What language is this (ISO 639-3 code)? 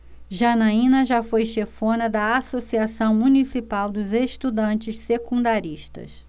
por